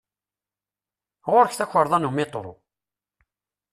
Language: Kabyle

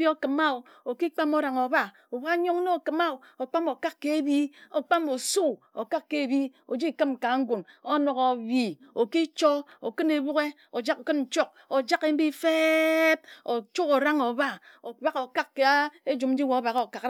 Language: Ejagham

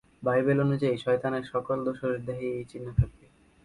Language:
Bangla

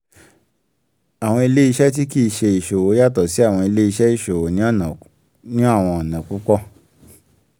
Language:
Yoruba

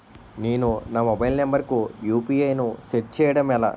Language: Telugu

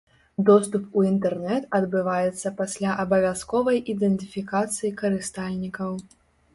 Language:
Belarusian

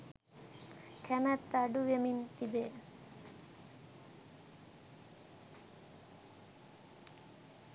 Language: Sinhala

